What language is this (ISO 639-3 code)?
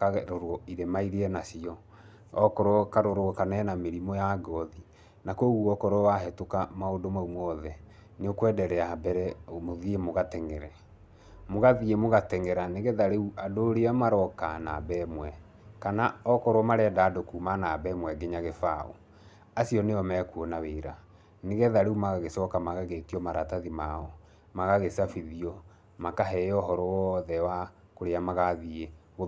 kik